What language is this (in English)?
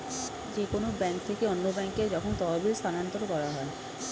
Bangla